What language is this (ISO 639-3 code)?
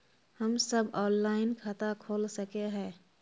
mag